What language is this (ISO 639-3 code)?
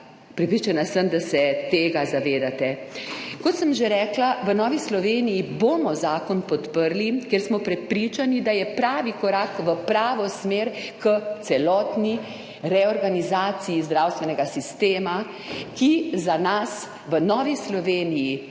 slv